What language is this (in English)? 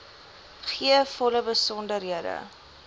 Afrikaans